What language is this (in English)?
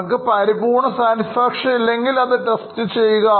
Malayalam